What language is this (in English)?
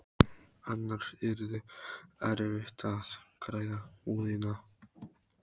Icelandic